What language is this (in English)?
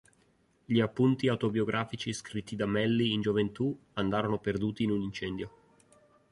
Italian